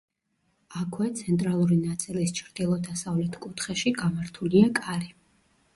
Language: Georgian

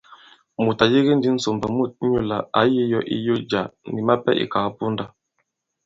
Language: Bankon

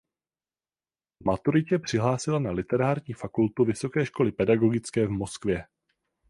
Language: Czech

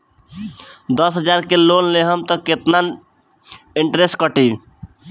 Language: Bhojpuri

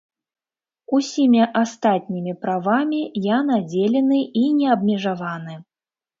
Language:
Belarusian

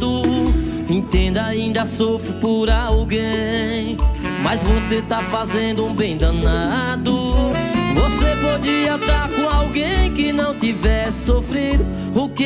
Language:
Portuguese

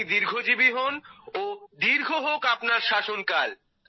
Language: Bangla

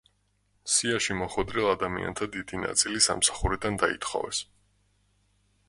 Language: Georgian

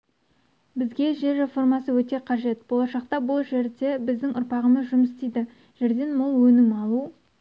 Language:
Kazakh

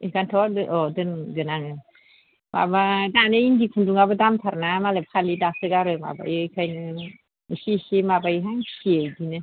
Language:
Bodo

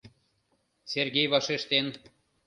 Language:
Mari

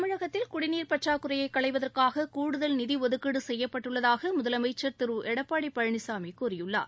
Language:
Tamil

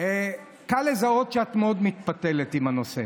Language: Hebrew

